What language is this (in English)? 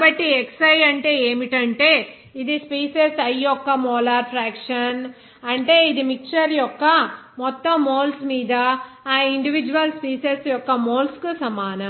Telugu